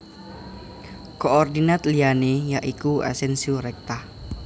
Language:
Javanese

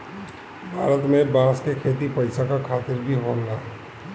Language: Bhojpuri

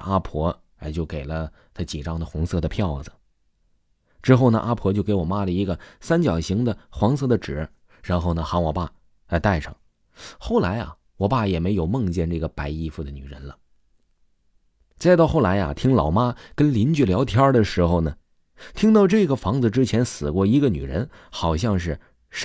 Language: Chinese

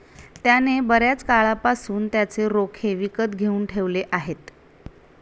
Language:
Marathi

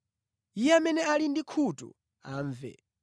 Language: Nyanja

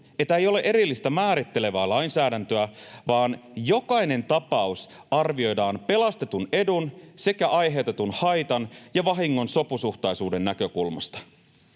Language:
Finnish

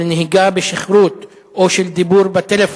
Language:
Hebrew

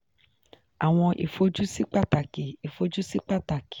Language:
Yoruba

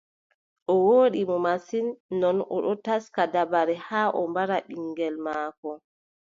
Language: Adamawa Fulfulde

